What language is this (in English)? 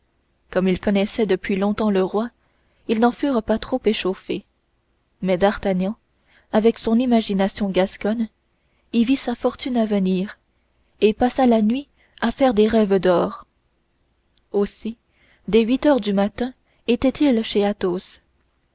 French